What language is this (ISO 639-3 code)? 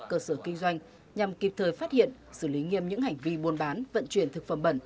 vie